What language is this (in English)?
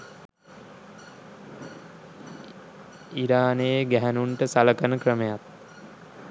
Sinhala